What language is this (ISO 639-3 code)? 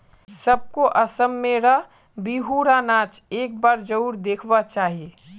mag